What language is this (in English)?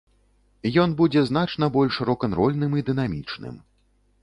Belarusian